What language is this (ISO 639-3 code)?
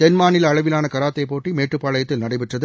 tam